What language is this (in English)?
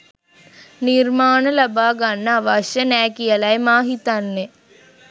Sinhala